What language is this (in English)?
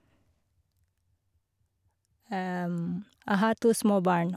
Norwegian